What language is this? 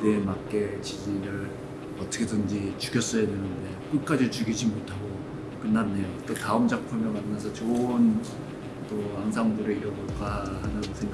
Korean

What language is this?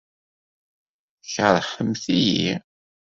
Kabyle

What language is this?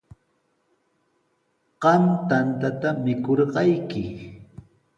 Sihuas Ancash Quechua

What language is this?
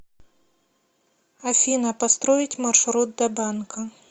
Russian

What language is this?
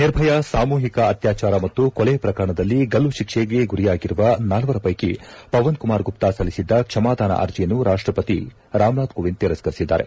Kannada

